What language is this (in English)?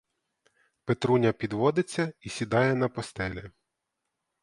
Ukrainian